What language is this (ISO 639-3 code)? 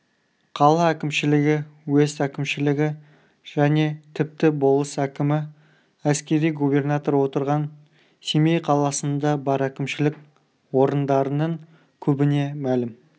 kaz